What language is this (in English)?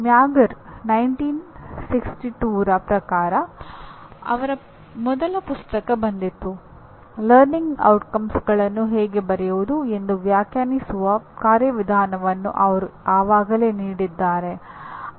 Kannada